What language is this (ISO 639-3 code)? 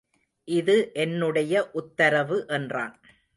tam